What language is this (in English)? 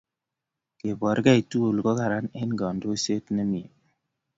Kalenjin